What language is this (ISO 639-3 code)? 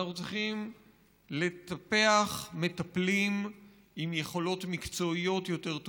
heb